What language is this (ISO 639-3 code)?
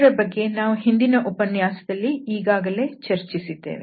kan